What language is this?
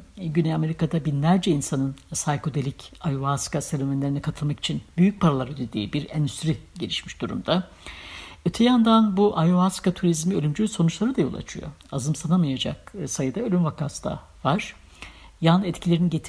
Turkish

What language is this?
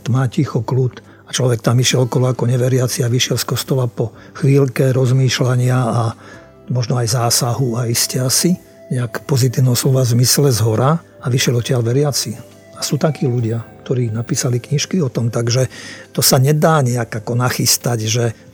Slovak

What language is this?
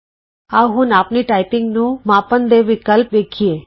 Punjabi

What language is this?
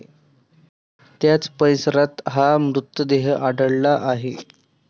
Marathi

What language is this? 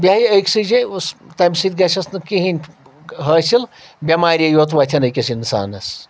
Kashmiri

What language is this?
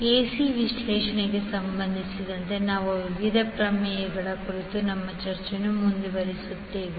Kannada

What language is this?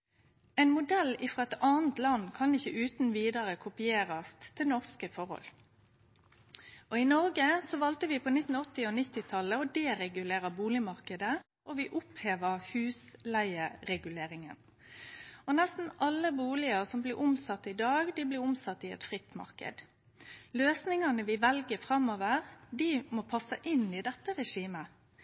Norwegian Nynorsk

